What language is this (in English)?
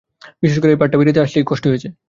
Bangla